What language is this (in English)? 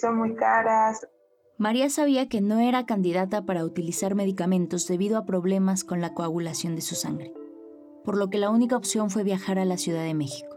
Spanish